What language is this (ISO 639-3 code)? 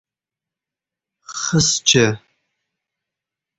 uzb